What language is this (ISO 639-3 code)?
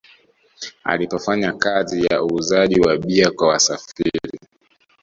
swa